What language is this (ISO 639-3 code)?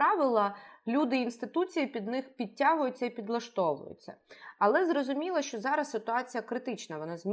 ukr